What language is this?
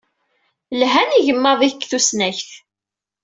Kabyle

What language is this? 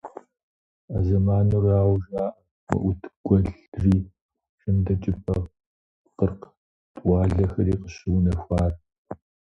Kabardian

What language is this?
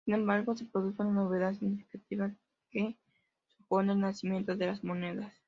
Spanish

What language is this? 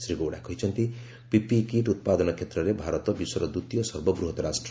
Odia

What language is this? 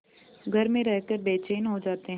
Hindi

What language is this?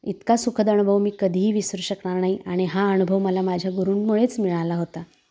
Marathi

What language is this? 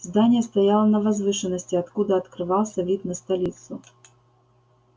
Russian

